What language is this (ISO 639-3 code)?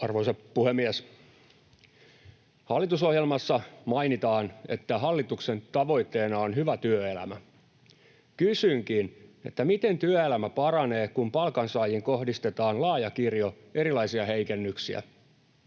fin